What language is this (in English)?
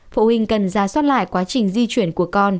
Vietnamese